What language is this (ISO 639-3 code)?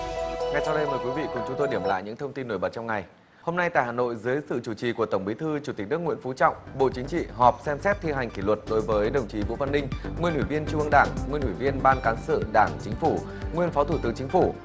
vie